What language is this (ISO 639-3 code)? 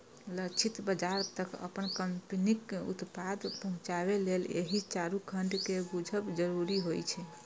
mai